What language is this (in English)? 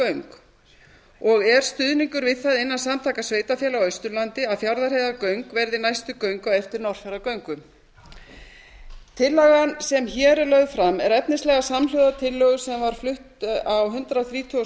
Icelandic